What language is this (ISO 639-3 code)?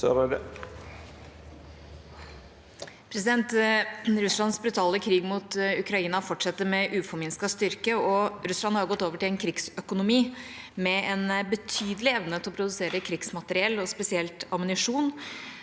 nor